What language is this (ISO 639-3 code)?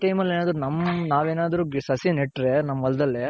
kan